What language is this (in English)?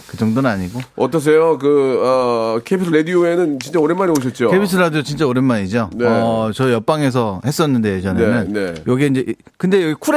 Korean